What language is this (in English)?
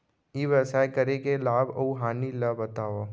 Chhattisgarhi